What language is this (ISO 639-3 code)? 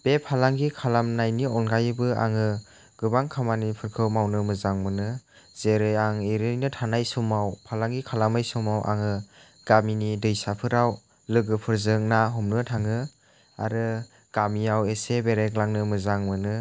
brx